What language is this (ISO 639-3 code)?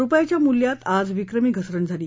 mar